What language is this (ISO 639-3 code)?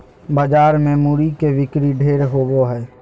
mag